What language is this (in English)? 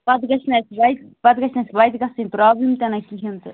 Kashmiri